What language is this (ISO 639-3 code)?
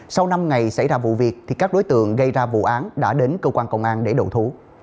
vie